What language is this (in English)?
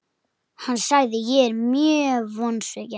Icelandic